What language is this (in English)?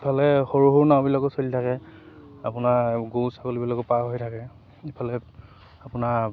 Assamese